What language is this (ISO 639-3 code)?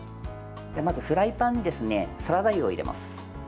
jpn